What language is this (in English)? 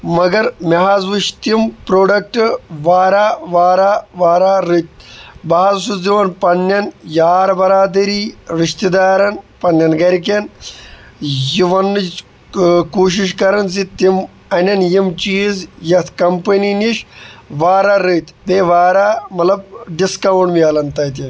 Kashmiri